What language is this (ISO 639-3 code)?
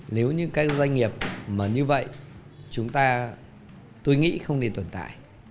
vie